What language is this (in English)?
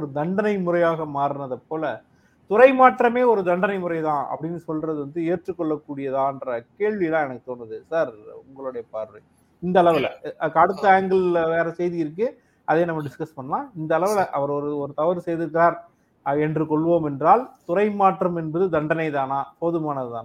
Tamil